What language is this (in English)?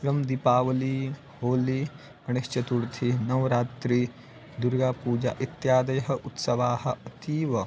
Sanskrit